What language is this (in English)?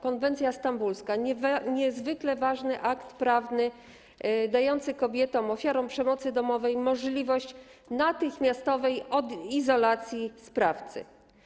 Polish